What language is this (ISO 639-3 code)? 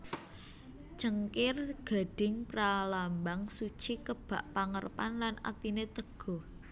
jav